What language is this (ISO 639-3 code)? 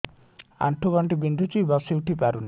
ori